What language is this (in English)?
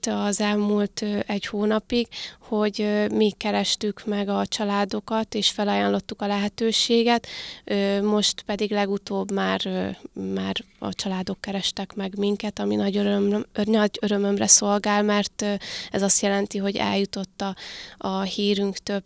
Hungarian